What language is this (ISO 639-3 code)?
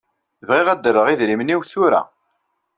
kab